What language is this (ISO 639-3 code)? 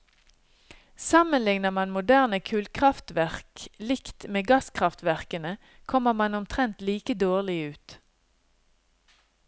nor